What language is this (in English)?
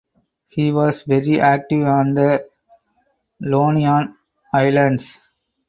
English